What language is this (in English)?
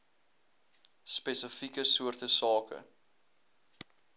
Afrikaans